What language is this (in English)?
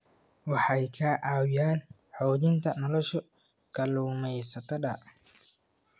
Somali